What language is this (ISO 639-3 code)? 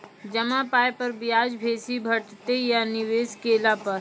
mai